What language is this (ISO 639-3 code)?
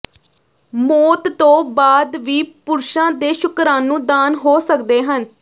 pan